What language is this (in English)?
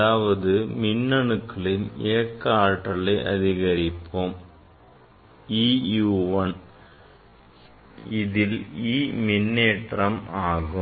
Tamil